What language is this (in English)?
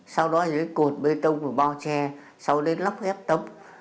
Vietnamese